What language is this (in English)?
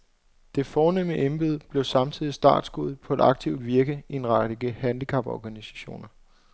Danish